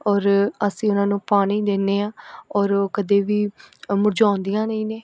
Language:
Punjabi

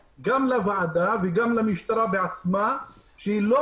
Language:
Hebrew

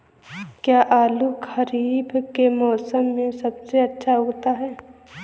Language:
Hindi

